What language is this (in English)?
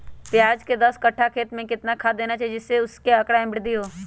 Magahi